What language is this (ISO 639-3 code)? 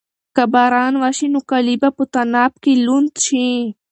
pus